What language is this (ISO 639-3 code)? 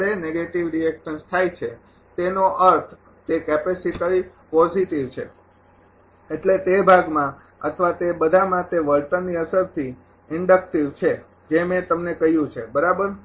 guj